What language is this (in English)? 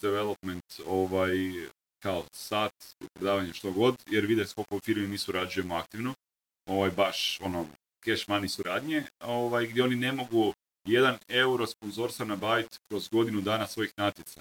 Croatian